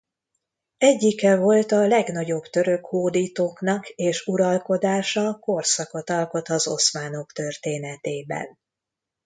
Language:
Hungarian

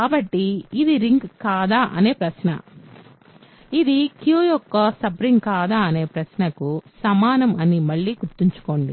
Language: Telugu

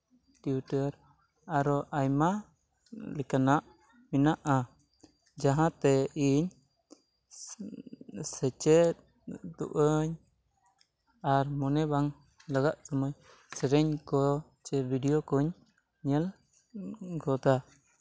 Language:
Santali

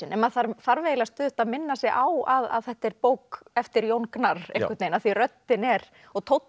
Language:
Icelandic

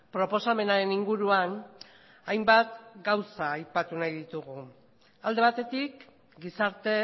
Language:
Basque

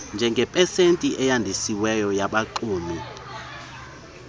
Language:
Xhosa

